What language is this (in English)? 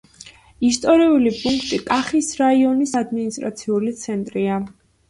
Georgian